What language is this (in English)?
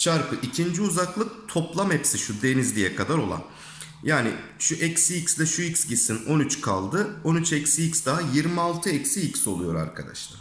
Turkish